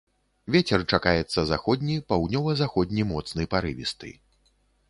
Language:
Belarusian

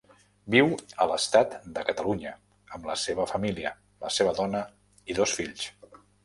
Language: Catalan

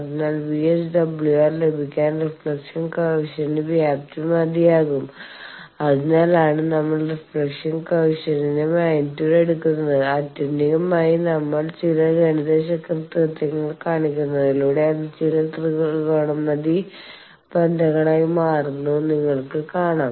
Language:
Malayalam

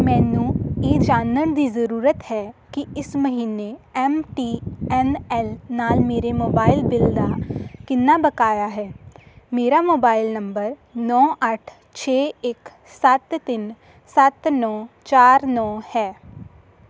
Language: Punjabi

